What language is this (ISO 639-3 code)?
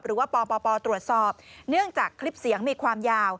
tha